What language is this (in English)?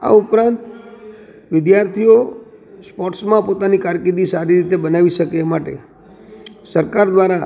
Gujarati